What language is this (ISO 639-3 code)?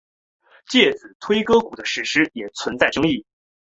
zho